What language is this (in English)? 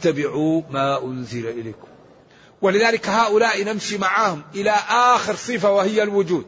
Arabic